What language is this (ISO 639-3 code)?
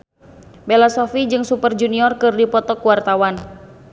sun